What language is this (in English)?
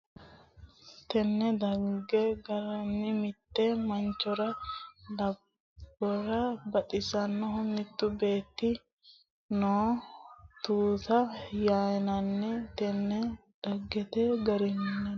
Sidamo